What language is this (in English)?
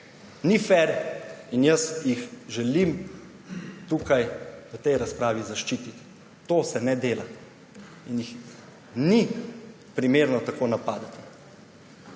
Slovenian